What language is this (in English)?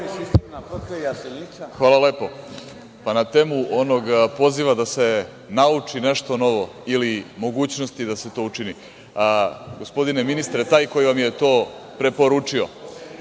Serbian